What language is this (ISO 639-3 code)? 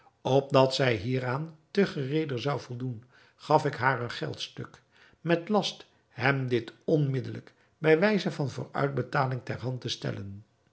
nld